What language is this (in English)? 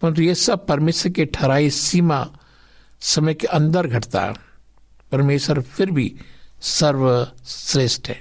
Hindi